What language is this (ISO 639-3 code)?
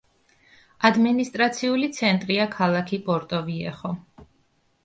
kat